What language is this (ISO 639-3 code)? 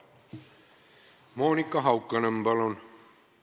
est